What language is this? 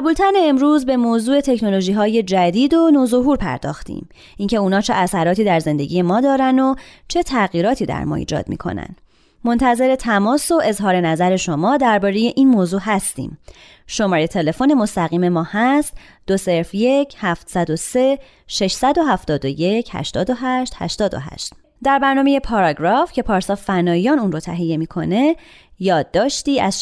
Persian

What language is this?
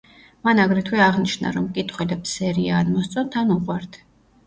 Georgian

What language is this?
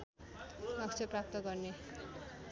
Nepali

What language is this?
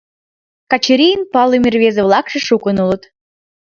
Mari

